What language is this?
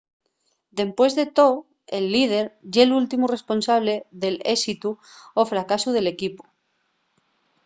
Asturian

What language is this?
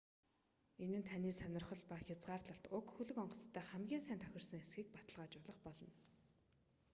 Mongolian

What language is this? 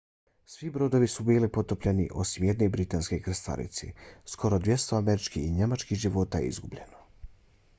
Bosnian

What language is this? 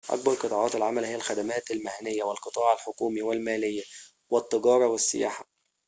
Arabic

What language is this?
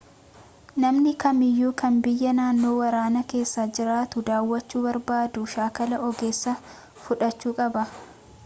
Oromo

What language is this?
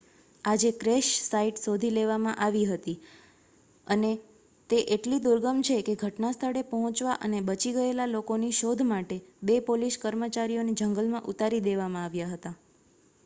Gujarati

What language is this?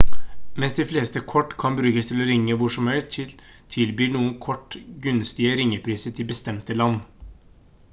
Norwegian Bokmål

